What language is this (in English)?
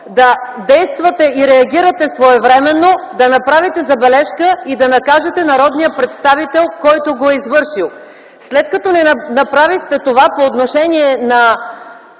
Bulgarian